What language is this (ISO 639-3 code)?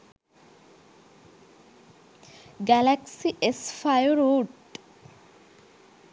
sin